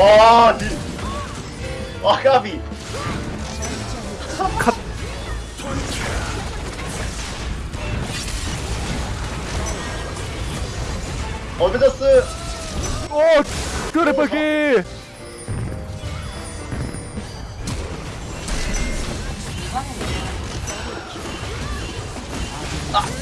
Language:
Korean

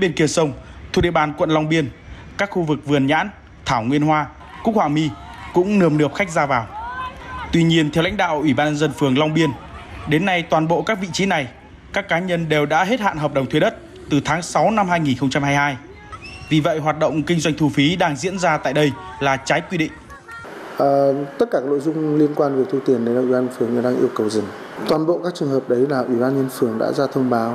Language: Vietnamese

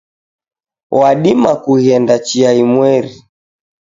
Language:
Taita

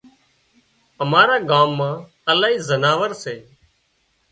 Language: Wadiyara Koli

